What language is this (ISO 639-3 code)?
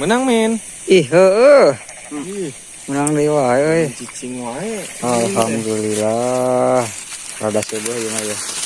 ind